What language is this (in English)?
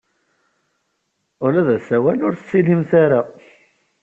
Kabyle